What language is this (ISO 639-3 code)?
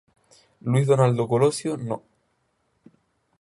spa